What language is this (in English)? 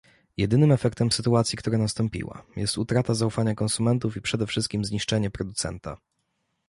Polish